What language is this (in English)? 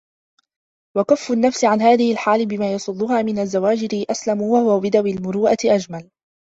Arabic